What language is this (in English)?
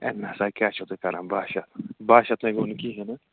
Kashmiri